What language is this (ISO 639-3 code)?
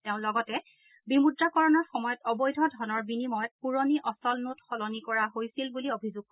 asm